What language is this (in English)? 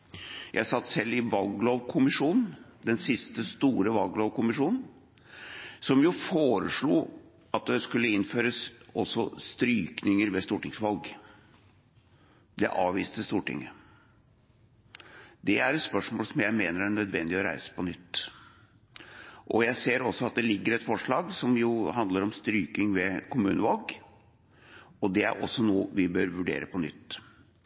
Norwegian Bokmål